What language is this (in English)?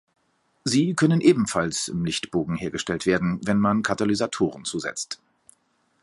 German